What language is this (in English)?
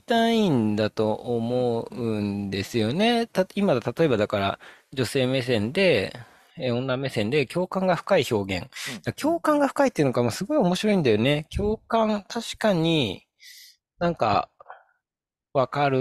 Japanese